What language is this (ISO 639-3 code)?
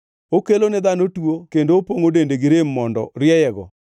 luo